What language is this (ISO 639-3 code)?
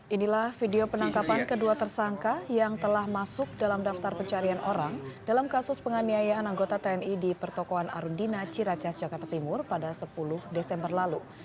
ind